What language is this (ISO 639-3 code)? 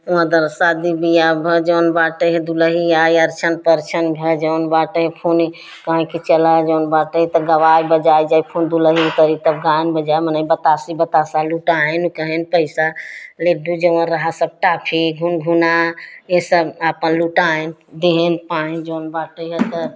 hin